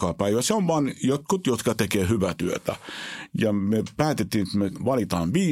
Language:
Finnish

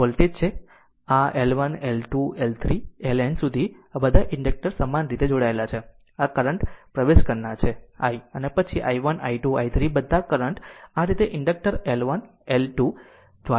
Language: Gujarati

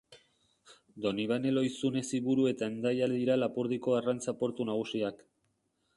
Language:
Basque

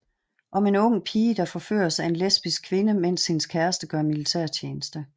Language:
Danish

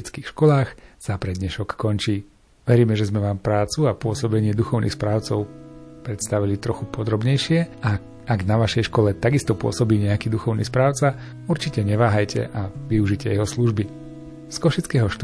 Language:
Slovak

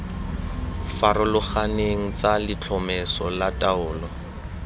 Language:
Tswana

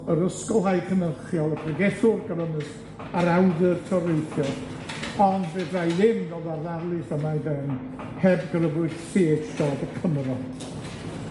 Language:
Welsh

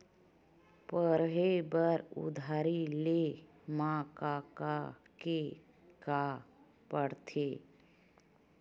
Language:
Chhattisgarhi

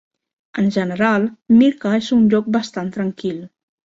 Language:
Catalan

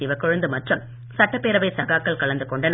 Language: Tamil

